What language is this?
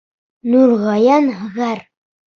Bashkir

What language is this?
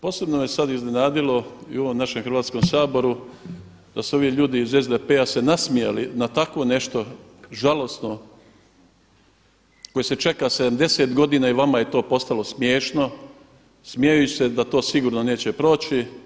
Croatian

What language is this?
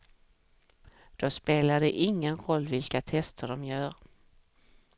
Swedish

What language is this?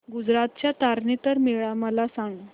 Marathi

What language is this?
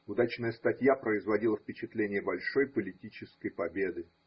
Russian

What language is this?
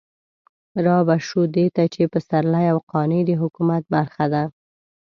Pashto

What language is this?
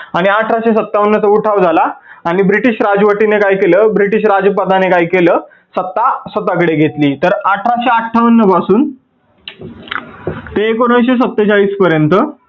Marathi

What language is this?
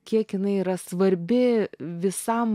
Lithuanian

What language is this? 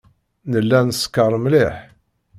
Kabyle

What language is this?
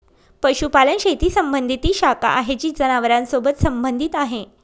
Marathi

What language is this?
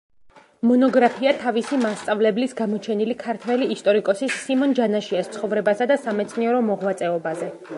Georgian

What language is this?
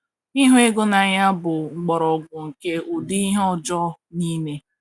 Igbo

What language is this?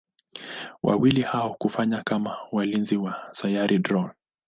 Swahili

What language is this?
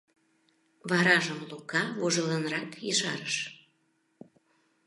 Mari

